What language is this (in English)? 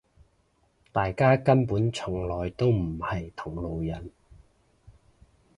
Cantonese